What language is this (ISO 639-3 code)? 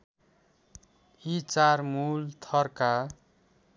nep